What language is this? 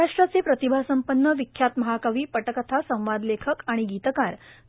Marathi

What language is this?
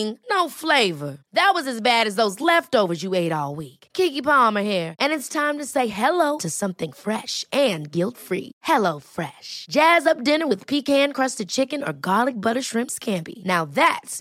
Dutch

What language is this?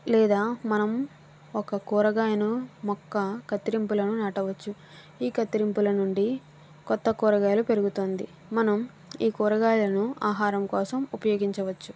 Telugu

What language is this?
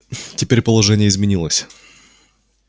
Russian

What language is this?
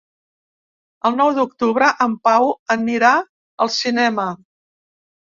Catalan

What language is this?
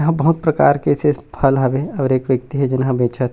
Chhattisgarhi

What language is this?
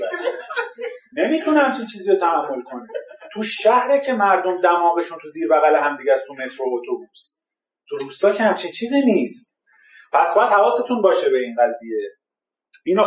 Persian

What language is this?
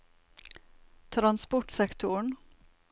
Norwegian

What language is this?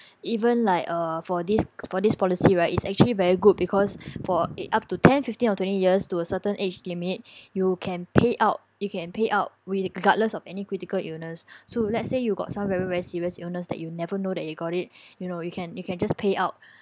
English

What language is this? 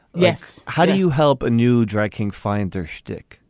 English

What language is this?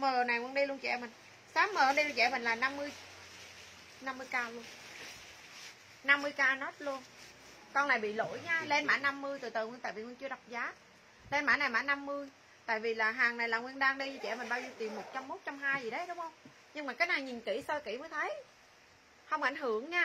Vietnamese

